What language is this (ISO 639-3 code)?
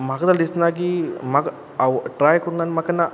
kok